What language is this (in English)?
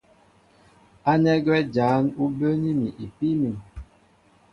Mbo (Cameroon)